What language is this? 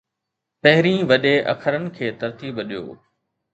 Sindhi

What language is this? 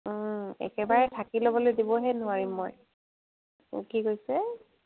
Assamese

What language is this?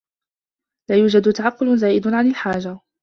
Arabic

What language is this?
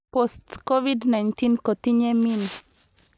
Kalenjin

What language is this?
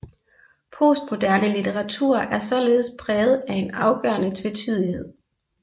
Danish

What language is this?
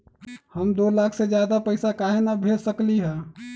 Magahi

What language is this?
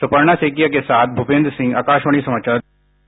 Hindi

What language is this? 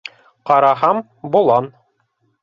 Bashkir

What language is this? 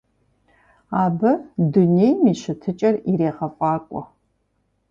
Kabardian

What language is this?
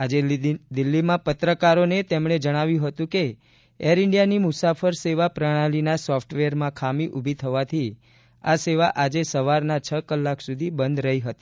Gujarati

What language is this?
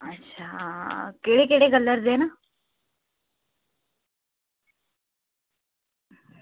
Dogri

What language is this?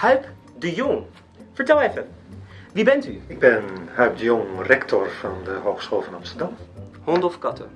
Dutch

